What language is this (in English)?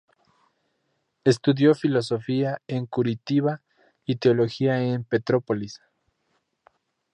Spanish